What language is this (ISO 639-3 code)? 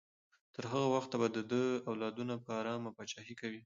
pus